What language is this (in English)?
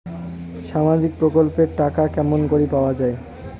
Bangla